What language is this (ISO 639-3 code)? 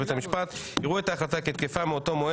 heb